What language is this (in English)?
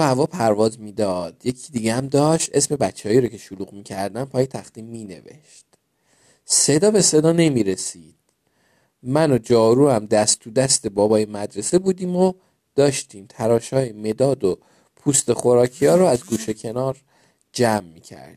Persian